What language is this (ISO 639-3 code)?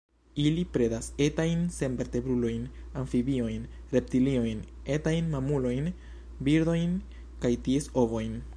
epo